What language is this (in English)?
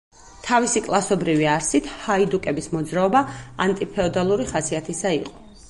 Georgian